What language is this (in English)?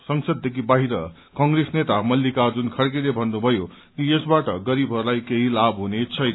Nepali